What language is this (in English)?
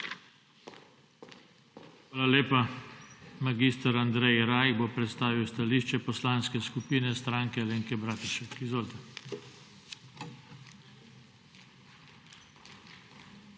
Slovenian